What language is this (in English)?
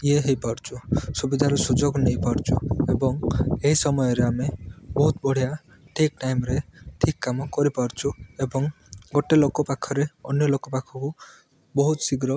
Odia